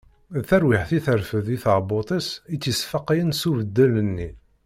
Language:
Kabyle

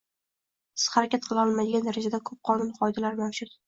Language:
Uzbek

